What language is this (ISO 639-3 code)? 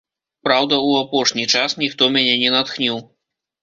bel